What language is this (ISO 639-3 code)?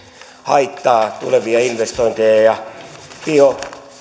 fin